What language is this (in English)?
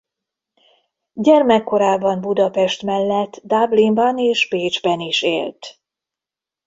Hungarian